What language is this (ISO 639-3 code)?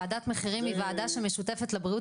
heb